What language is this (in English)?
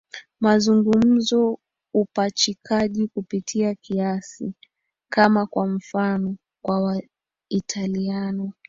Swahili